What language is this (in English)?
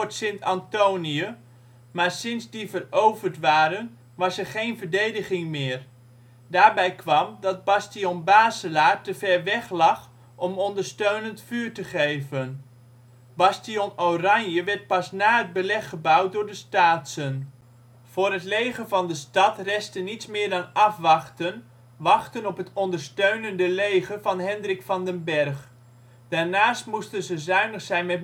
Dutch